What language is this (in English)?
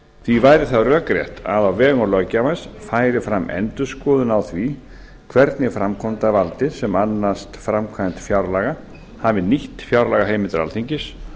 Icelandic